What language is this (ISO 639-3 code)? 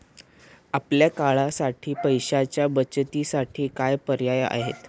mar